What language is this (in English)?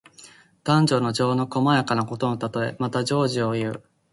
Japanese